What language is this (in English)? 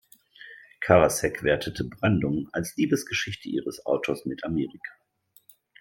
German